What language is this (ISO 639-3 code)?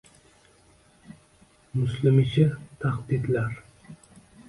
uzb